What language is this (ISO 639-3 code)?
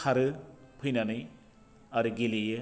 brx